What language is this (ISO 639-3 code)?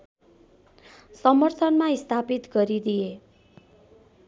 nep